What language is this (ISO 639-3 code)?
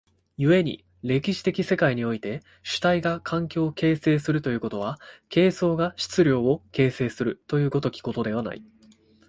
jpn